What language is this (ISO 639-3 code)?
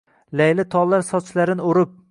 uzb